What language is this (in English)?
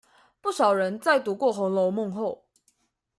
Chinese